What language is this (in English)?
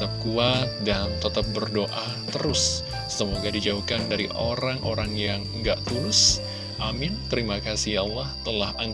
Indonesian